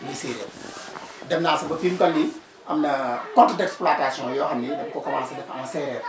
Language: Wolof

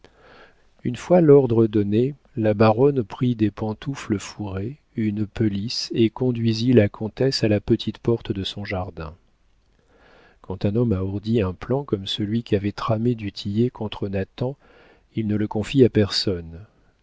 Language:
French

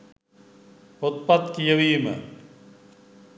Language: Sinhala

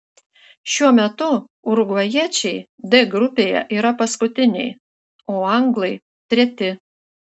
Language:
Lithuanian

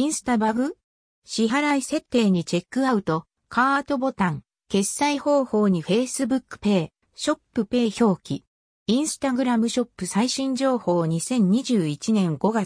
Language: Japanese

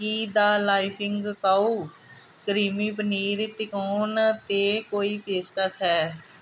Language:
Punjabi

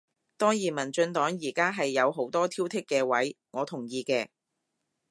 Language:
Cantonese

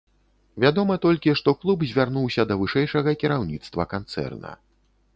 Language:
Belarusian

